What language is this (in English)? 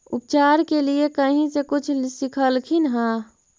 Magahi